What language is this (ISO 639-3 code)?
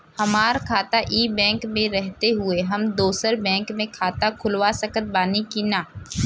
bho